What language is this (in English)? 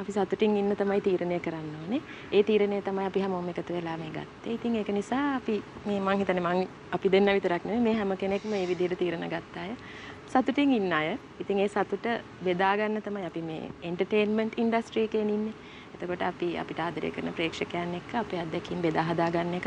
Italian